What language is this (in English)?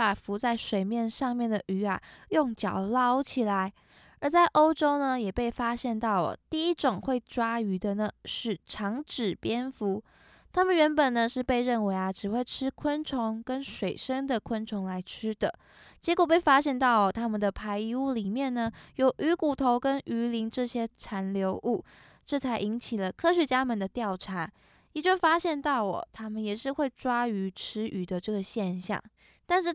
Chinese